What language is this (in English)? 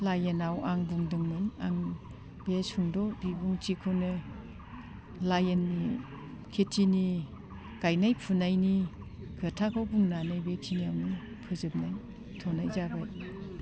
Bodo